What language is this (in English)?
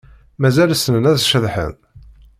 Kabyle